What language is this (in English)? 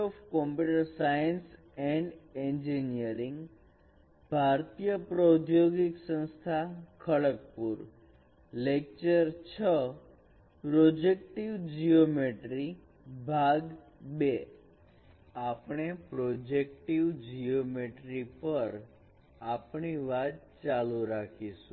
Gujarati